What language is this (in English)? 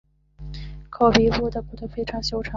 Chinese